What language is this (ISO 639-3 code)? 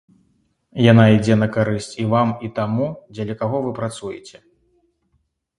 bel